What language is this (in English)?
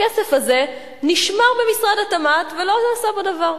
Hebrew